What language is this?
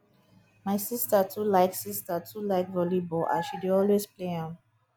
Nigerian Pidgin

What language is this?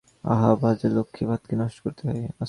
Bangla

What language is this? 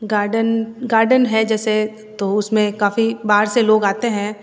Hindi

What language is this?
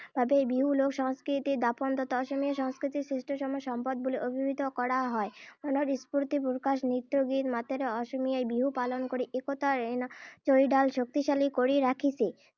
Assamese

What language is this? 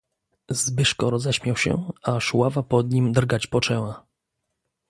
Polish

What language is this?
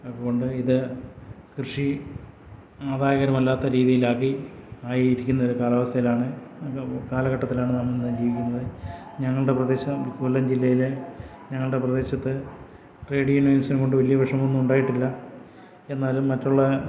Malayalam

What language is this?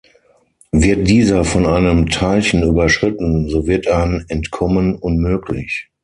German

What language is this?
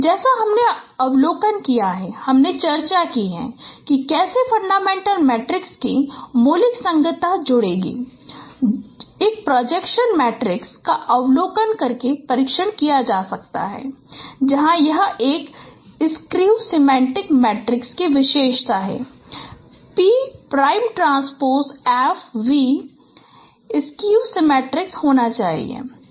Hindi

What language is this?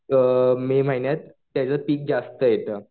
Marathi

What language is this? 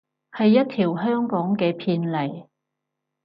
Cantonese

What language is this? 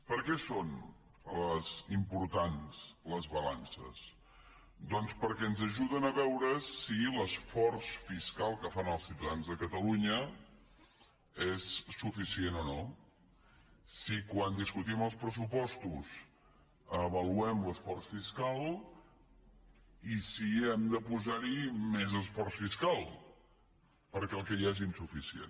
Catalan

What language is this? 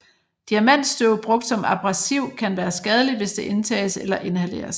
Danish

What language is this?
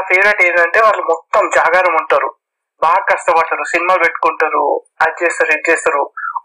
Telugu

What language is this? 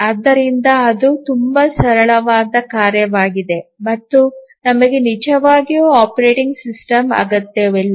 Kannada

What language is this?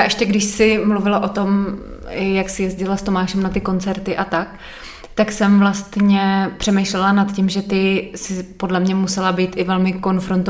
Czech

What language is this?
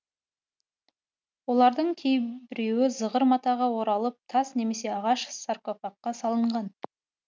Kazakh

